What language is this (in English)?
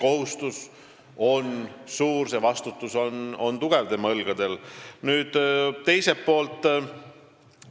Estonian